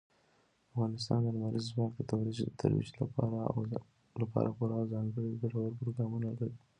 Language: Pashto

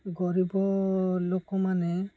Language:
Odia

